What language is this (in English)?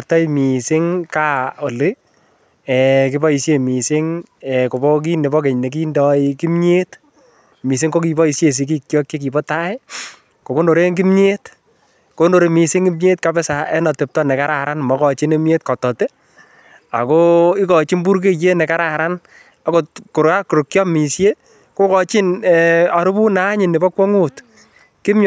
Kalenjin